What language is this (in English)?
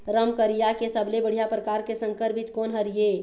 Chhattisgarhi